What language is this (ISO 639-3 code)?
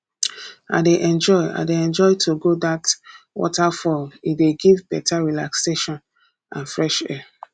pcm